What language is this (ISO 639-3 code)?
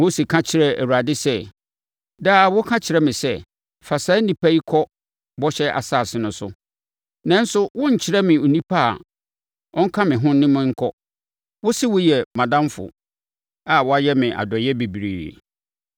aka